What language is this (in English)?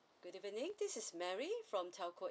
English